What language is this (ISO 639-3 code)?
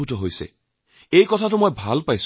asm